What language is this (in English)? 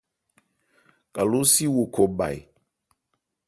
Ebrié